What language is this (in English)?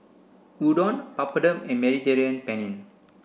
English